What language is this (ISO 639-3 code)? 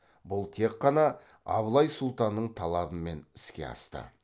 kaz